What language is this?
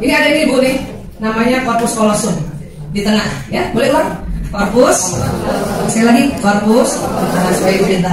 Indonesian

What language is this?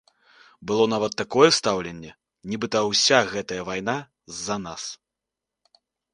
Belarusian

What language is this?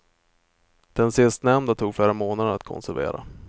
Swedish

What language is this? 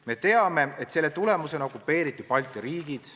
Estonian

